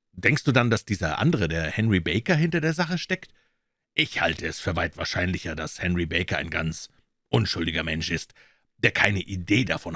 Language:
German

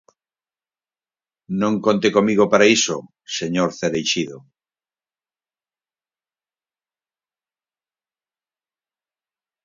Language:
Galician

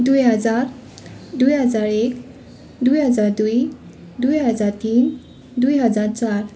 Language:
Nepali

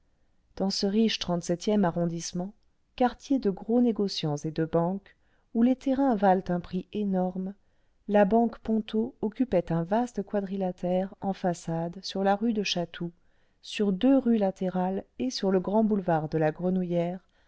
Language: French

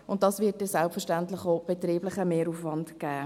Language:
Swiss German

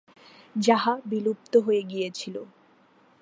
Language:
Bangla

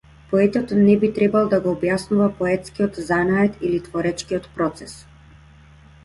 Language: Macedonian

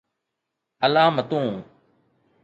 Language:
Sindhi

